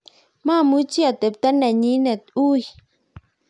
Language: Kalenjin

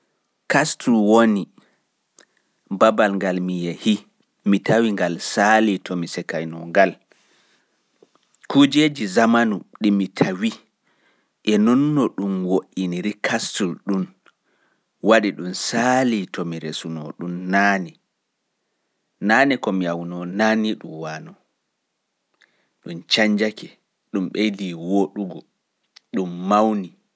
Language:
Pular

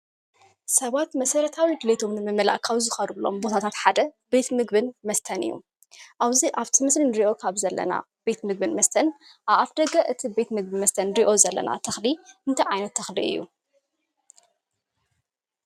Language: Tigrinya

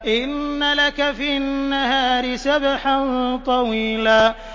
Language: Arabic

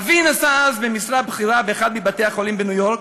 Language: Hebrew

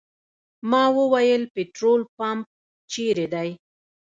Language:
Pashto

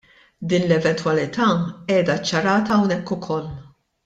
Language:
Maltese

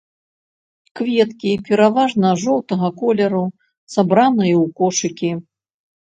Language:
Belarusian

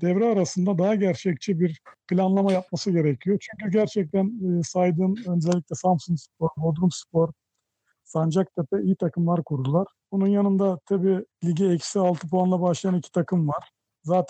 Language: Turkish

